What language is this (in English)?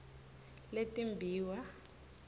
Swati